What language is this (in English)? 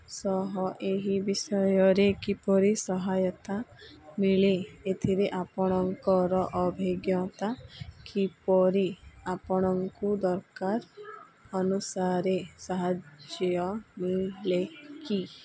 Odia